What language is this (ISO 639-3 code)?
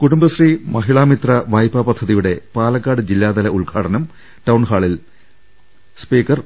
mal